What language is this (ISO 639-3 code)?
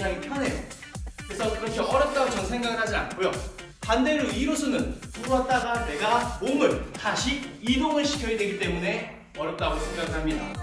kor